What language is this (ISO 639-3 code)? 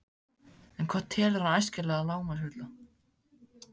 isl